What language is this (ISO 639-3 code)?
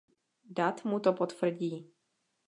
ces